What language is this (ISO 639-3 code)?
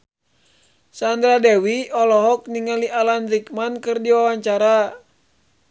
sun